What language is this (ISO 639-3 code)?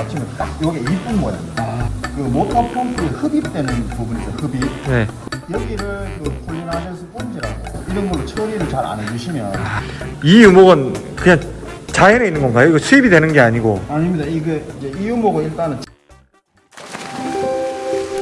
kor